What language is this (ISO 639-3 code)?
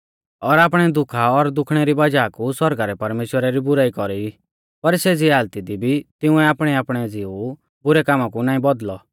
bfz